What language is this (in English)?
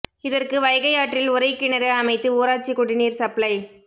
Tamil